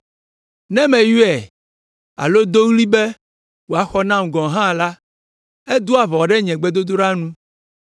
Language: Ewe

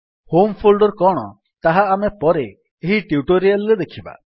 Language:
Odia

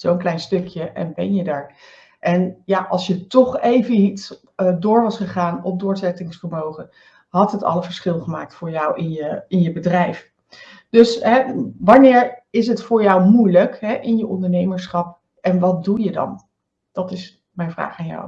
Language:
Dutch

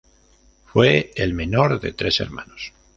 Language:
Spanish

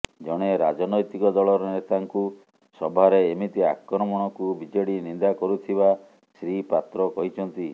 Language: Odia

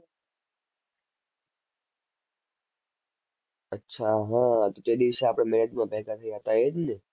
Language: Gujarati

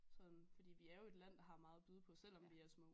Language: Danish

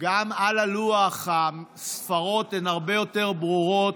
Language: Hebrew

